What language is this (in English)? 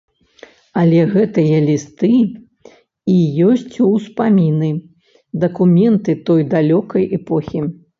Belarusian